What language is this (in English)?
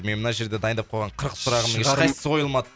Kazakh